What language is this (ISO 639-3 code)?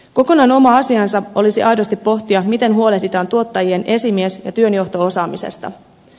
fin